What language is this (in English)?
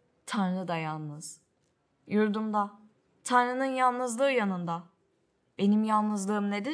Turkish